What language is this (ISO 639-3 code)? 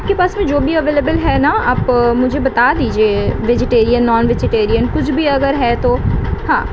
urd